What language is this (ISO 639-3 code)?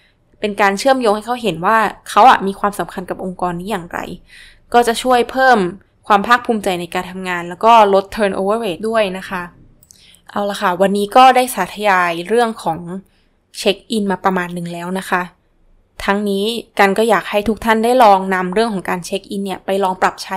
tha